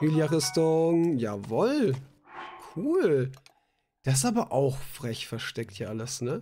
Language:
German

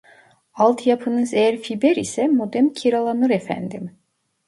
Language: Turkish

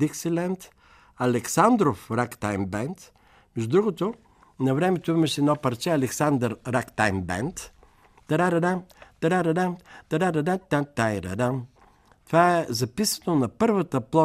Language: Bulgarian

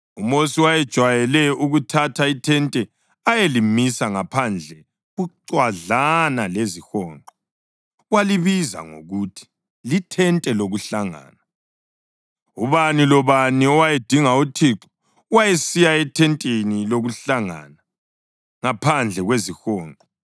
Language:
North Ndebele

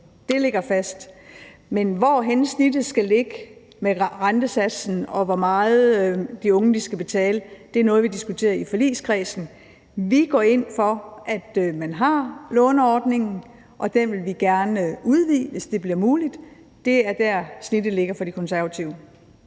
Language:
Danish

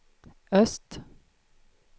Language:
Swedish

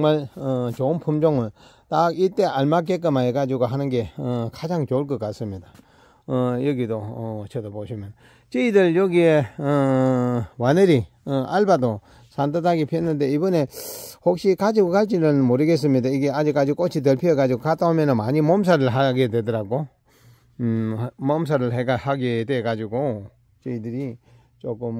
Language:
Korean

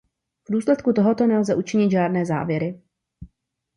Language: Czech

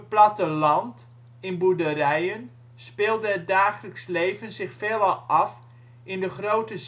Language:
Dutch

